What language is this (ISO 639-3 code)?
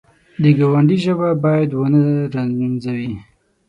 pus